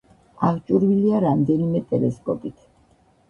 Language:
Georgian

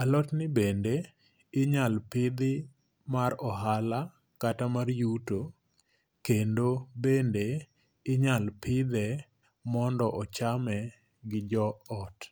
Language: Luo (Kenya and Tanzania)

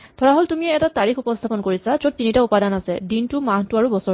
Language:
Assamese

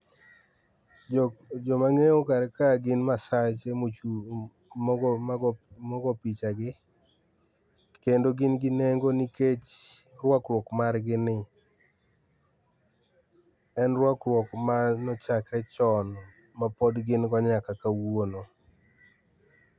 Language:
Luo (Kenya and Tanzania)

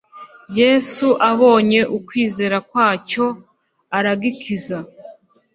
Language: Kinyarwanda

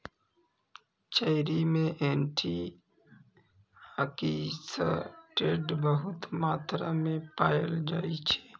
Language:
Maithili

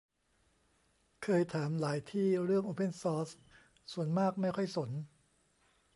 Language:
Thai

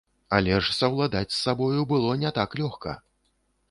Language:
Belarusian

